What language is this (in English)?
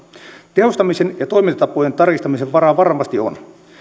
Finnish